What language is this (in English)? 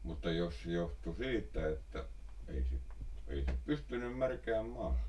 Finnish